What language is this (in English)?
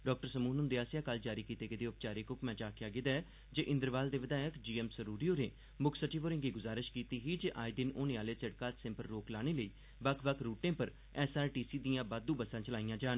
Dogri